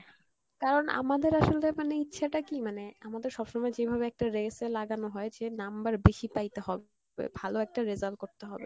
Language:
Bangla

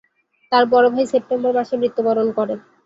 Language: Bangla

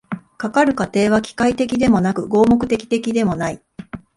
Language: Japanese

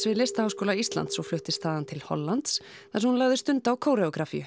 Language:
Icelandic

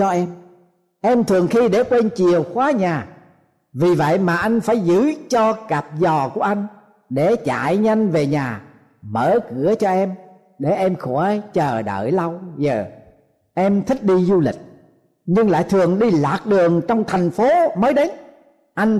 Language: Vietnamese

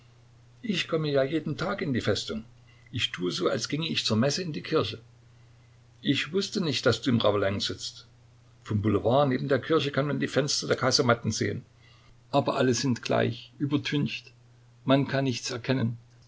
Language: German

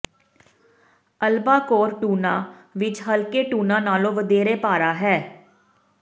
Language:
Punjabi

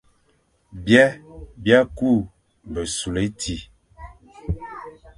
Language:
Fang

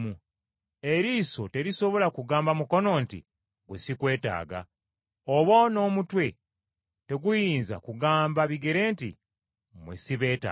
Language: Ganda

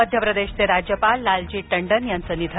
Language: Marathi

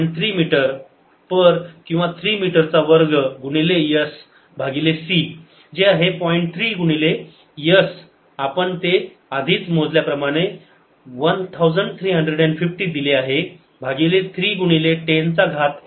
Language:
Marathi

